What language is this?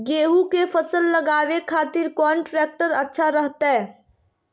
Magahi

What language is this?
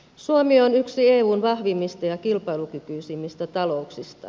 Finnish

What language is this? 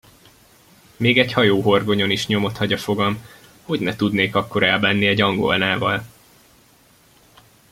Hungarian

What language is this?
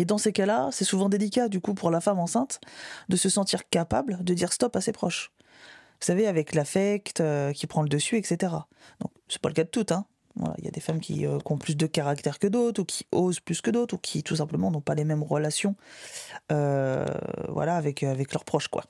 French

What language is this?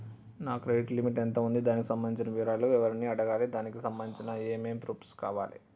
Telugu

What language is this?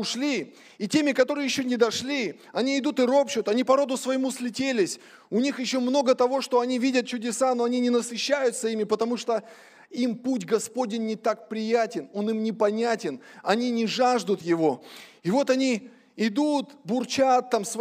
Russian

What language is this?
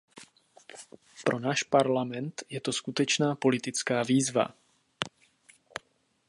Czech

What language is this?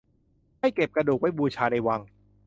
Thai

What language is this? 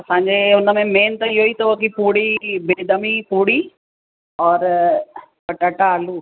Sindhi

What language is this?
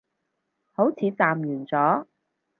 Cantonese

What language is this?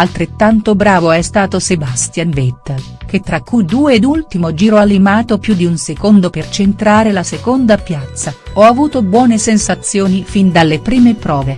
Italian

